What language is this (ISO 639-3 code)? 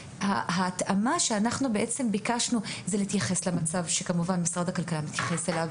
heb